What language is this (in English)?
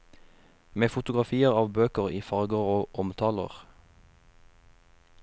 Norwegian